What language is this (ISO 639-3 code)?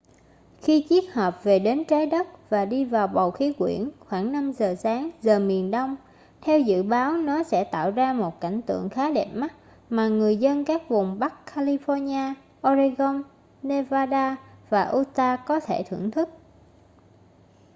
vie